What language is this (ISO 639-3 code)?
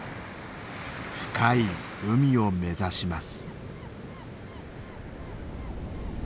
jpn